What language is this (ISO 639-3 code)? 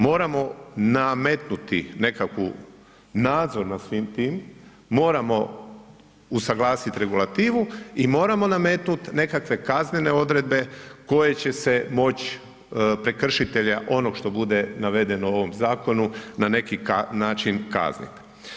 hrv